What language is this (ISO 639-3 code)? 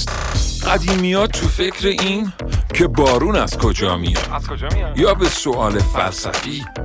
fas